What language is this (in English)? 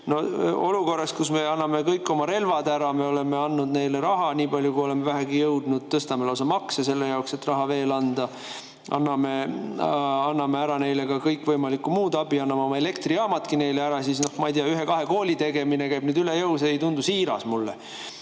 Estonian